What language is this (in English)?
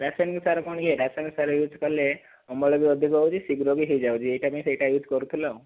Odia